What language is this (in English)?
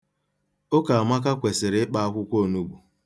Igbo